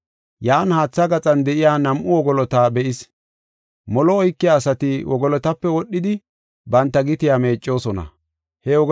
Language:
Gofa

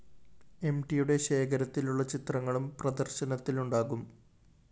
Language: Malayalam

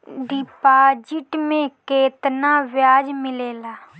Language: Bhojpuri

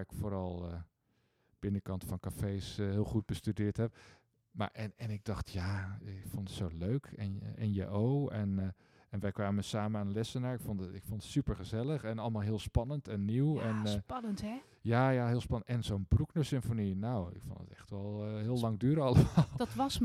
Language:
Dutch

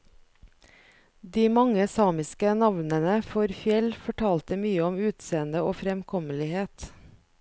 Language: Norwegian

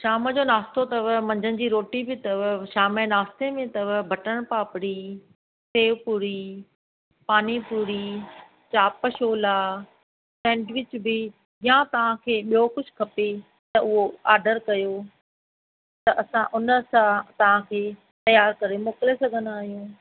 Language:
Sindhi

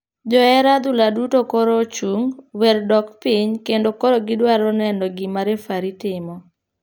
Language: Luo (Kenya and Tanzania)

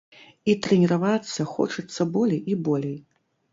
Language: Belarusian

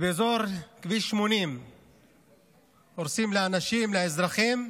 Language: Hebrew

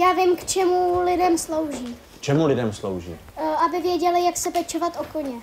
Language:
Czech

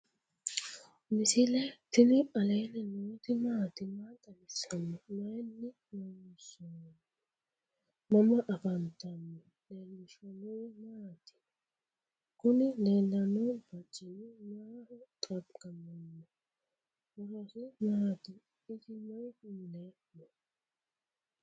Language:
Sidamo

